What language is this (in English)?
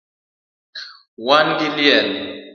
Luo (Kenya and Tanzania)